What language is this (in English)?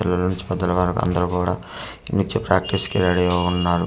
Telugu